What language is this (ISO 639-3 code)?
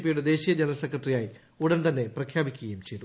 mal